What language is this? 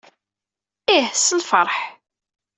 Kabyle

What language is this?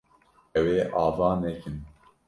Kurdish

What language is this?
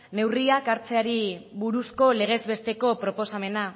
Basque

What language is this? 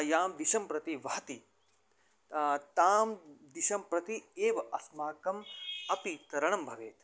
Sanskrit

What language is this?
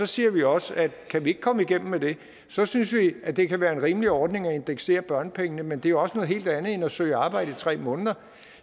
Danish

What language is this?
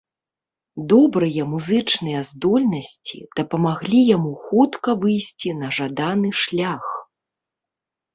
Belarusian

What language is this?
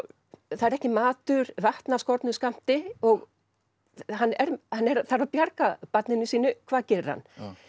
Icelandic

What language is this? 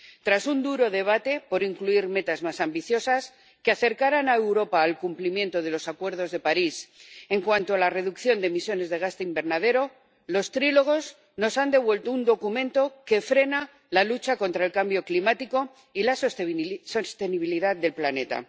Spanish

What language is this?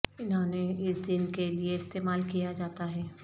Urdu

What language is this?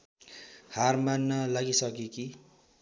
Nepali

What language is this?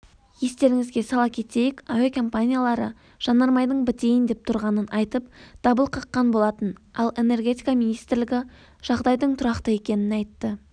Kazakh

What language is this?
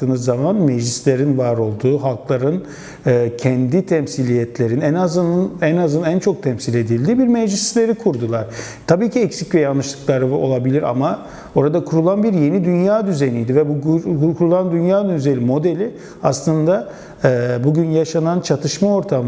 Turkish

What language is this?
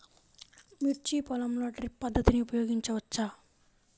Telugu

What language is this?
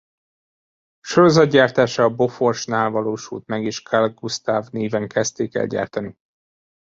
Hungarian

